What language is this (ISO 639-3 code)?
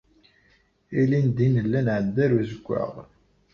kab